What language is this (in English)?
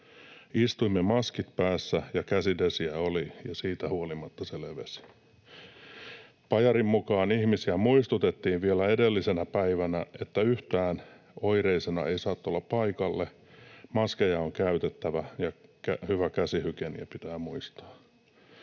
Finnish